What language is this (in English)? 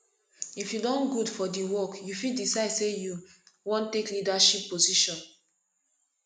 Nigerian Pidgin